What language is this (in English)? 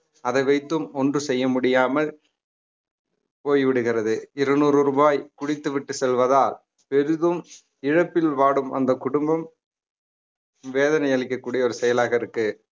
Tamil